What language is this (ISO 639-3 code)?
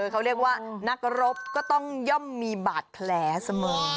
tha